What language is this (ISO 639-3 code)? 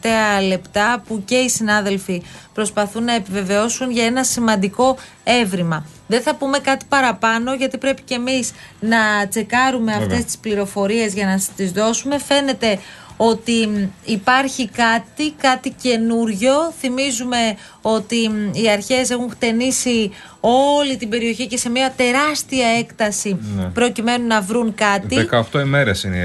ell